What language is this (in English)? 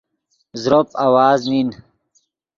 Yidgha